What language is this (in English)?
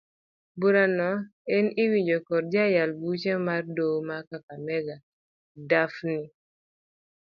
Luo (Kenya and Tanzania)